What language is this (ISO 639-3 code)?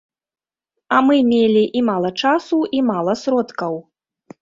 bel